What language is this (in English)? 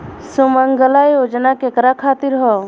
Bhojpuri